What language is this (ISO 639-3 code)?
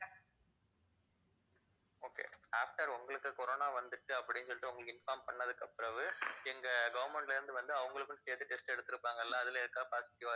tam